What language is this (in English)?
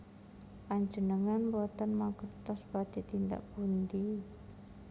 Javanese